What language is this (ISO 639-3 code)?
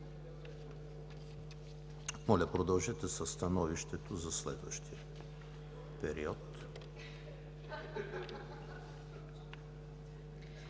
bul